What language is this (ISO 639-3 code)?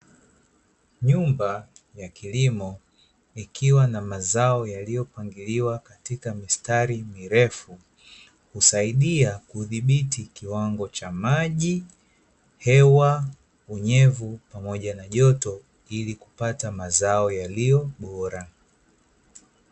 swa